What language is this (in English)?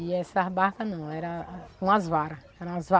Portuguese